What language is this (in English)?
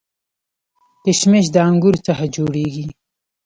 Pashto